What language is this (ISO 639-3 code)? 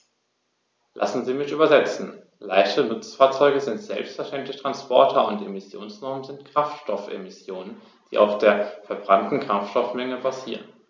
deu